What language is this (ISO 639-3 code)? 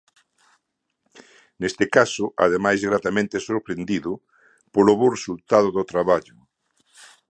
glg